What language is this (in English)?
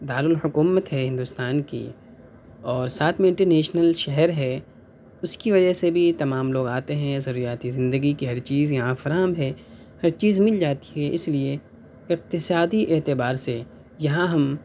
Urdu